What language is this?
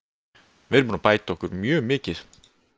Icelandic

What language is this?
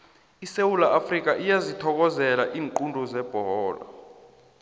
South Ndebele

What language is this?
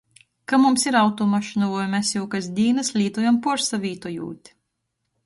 Latgalian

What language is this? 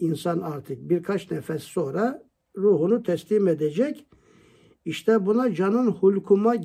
Turkish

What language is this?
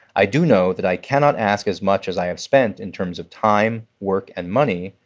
English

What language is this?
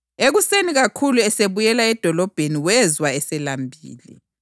North Ndebele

